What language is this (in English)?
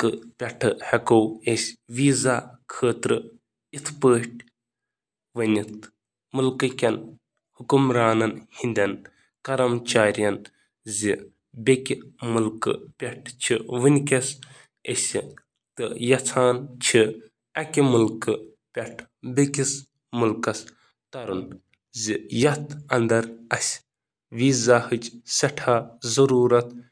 Kashmiri